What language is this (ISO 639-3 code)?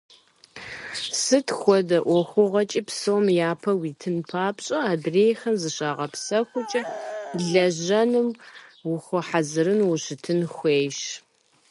kbd